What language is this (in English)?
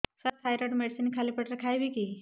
Odia